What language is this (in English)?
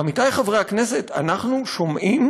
Hebrew